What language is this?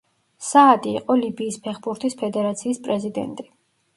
Georgian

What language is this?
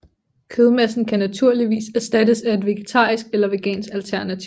Danish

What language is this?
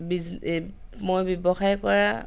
Assamese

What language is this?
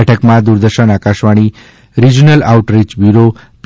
Gujarati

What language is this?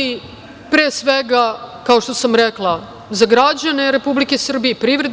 Serbian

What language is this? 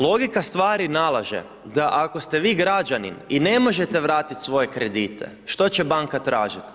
Croatian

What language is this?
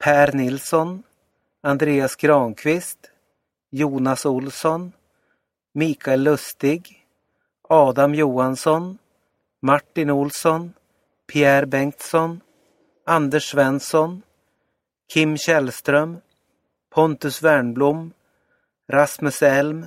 Swedish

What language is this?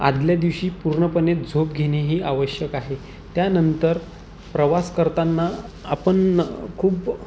Marathi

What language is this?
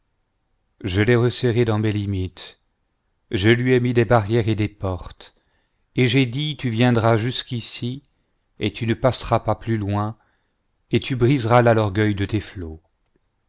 French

